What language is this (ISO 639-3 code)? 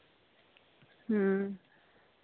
sat